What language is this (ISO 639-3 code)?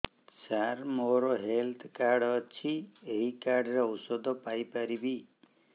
ori